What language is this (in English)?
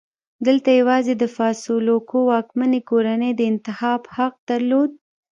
Pashto